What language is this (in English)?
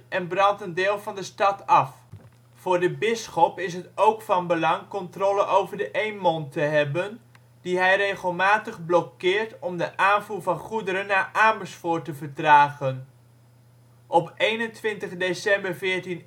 Dutch